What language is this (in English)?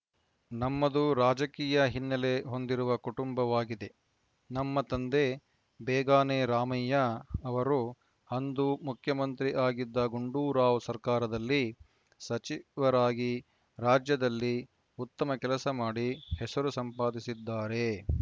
Kannada